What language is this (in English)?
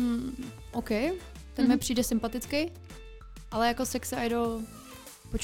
Czech